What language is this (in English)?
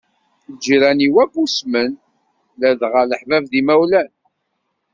Kabyle